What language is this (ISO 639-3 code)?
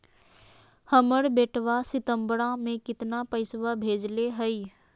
mag